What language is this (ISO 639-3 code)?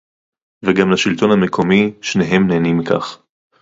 heb